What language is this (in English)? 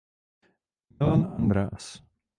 Czech